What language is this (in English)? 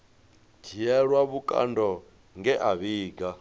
Venda